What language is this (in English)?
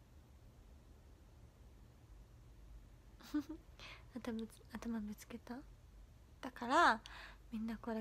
Japanese